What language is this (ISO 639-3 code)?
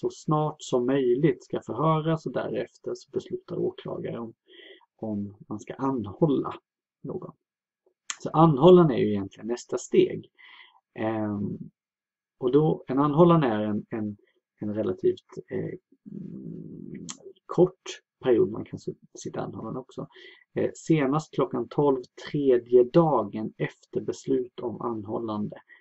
swe